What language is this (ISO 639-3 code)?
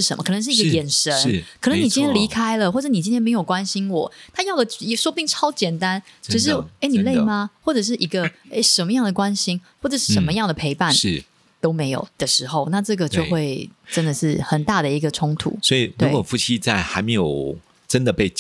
zho